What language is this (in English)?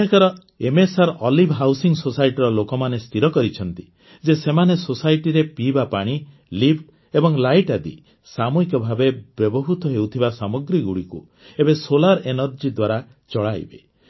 Odia